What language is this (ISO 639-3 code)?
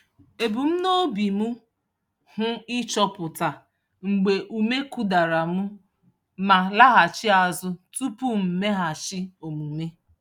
ibo